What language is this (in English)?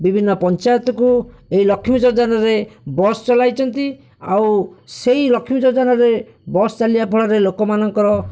Odia